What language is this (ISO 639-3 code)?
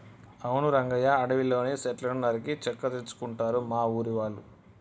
tel